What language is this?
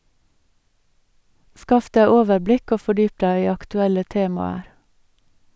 Norwegian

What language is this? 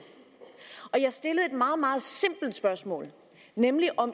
Danish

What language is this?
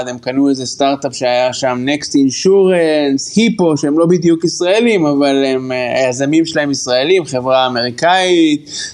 Hebrew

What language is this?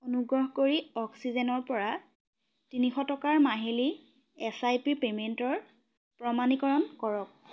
Assamese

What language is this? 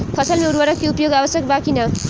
Bhojpuri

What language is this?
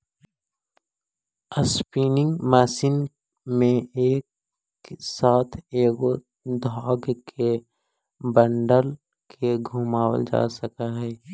Magahi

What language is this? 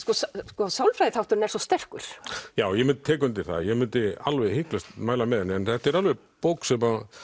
Icelandic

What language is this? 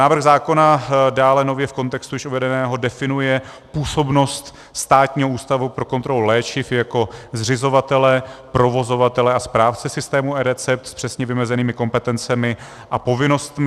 Czech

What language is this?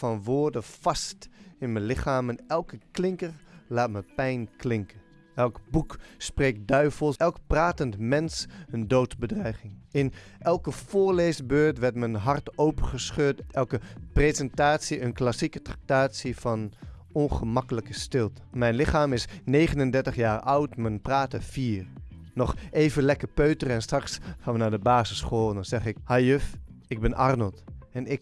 Dutch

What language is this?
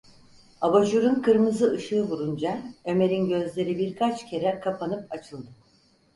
Turkish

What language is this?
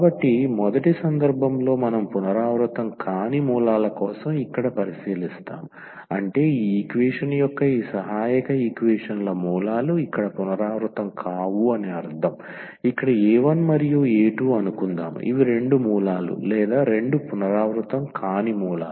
Telugu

